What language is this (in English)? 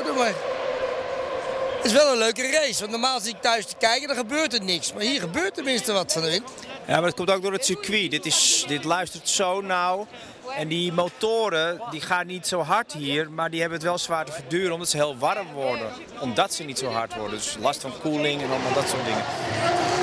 Dutch